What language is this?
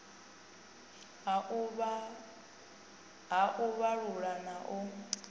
Venda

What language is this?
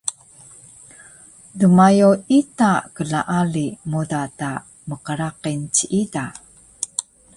Taroko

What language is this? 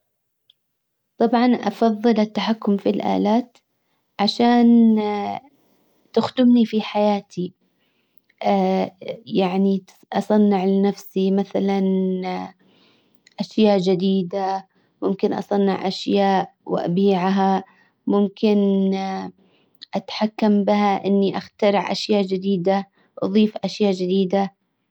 Hijazi Arabic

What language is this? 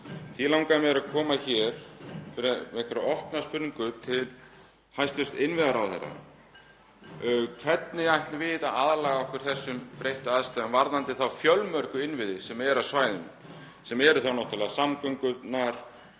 Icelandic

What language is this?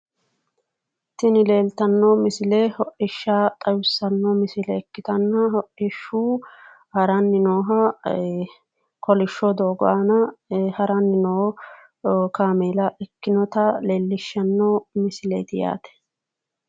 Sidamo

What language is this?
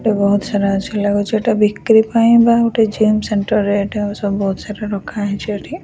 Odia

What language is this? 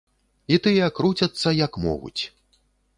Belarusian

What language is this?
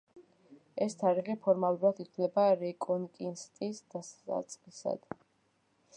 Georgian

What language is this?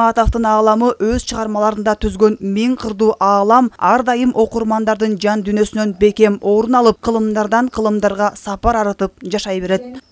Turkish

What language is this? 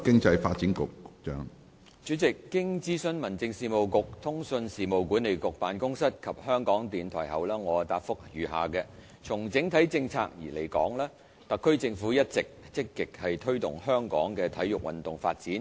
Cantonese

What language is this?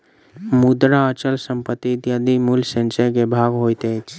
Maithili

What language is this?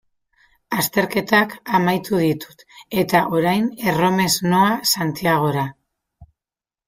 Basque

